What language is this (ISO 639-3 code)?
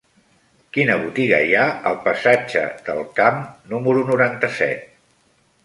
cat